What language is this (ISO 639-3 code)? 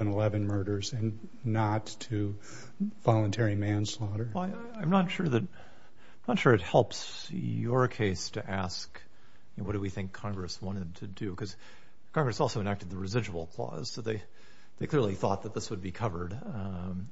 eng